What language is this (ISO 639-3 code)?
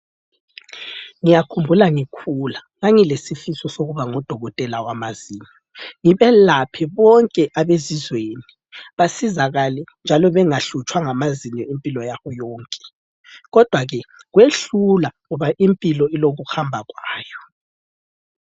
nde